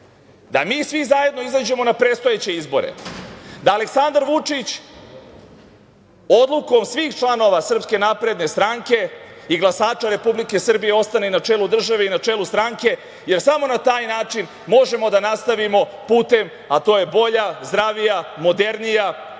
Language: Serbian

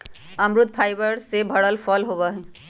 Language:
Magahi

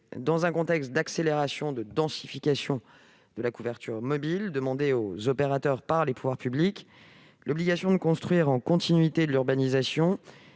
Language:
French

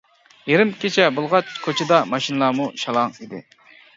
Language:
Uyghur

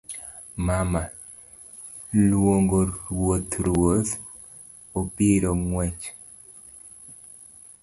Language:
Luo (Kenya and Tanzania)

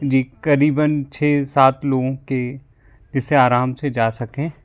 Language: Hindi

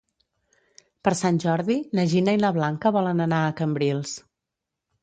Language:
Catalan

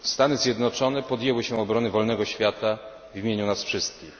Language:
Polish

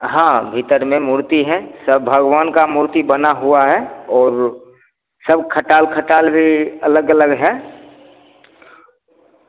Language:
Hindi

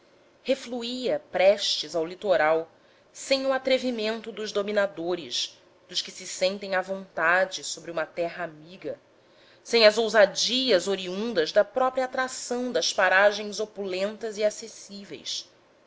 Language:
Portuguese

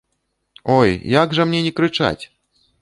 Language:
Belarusian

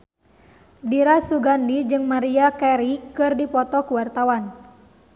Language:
Sundanese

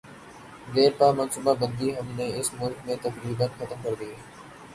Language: Urdu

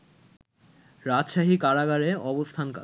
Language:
Bangla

